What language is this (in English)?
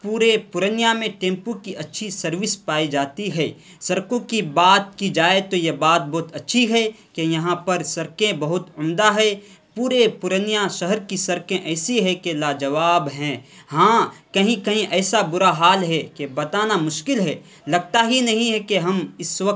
Urdu